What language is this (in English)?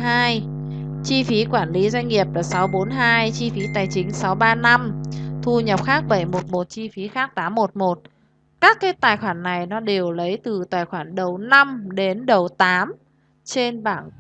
Vietnamese